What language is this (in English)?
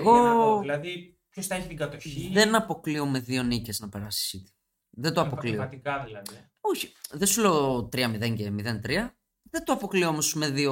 Greek